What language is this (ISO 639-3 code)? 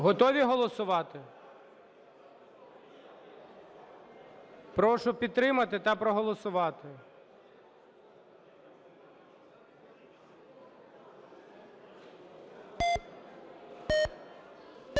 ukr